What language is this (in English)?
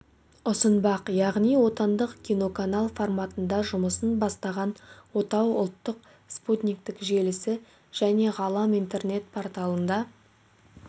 Kazakh